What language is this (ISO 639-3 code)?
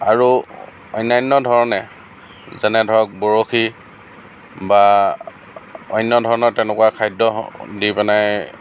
asm